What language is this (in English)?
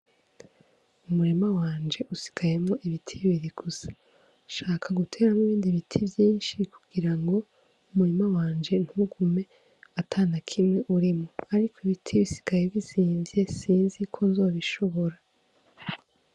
Rundi